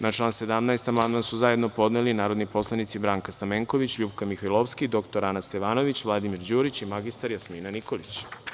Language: Serbian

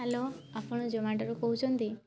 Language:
Odia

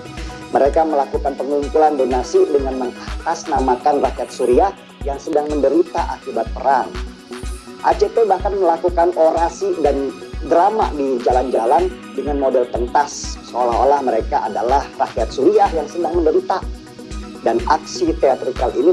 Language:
Indonesian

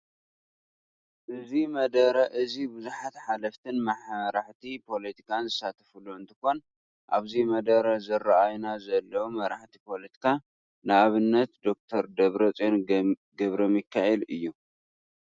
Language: Tigrinya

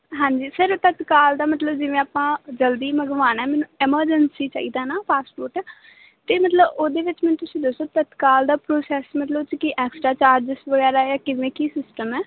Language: Punjabi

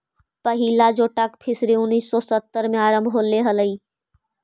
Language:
Magahi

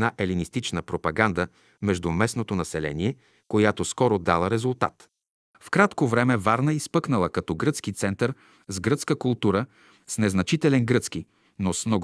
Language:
Bulgarian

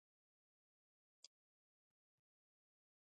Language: Pashto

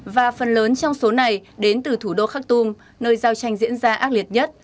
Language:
Vietnamese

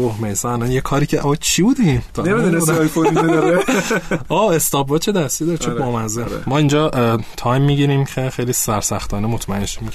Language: Persian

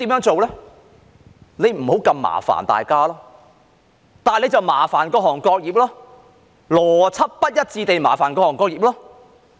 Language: Cantonese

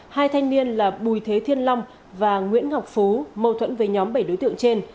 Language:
Vietnamese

